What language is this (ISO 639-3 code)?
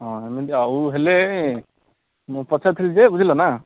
ori